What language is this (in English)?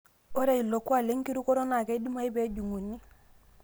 Masai